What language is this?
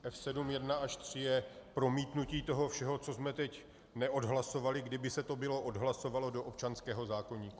Czech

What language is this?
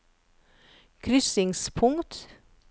Norwegian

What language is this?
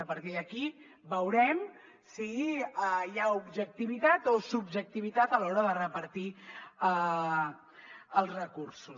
Catalan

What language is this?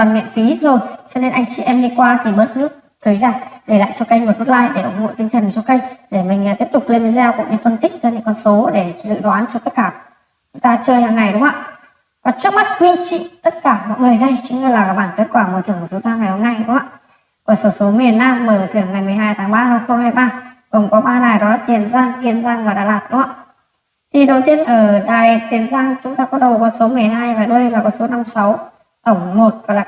Vietnamese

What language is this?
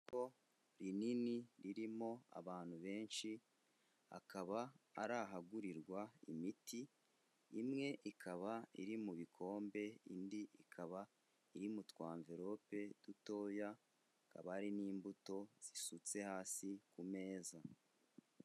Kinyarwanda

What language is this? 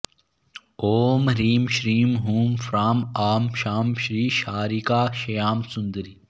Sanskrit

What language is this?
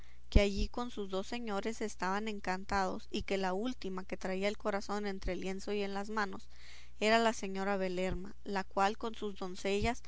Spanish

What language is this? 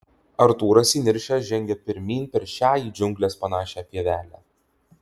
Lithuanian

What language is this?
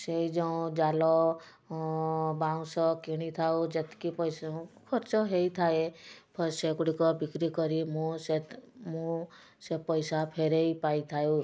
Odia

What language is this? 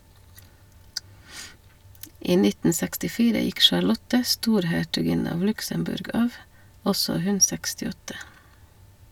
Norwegian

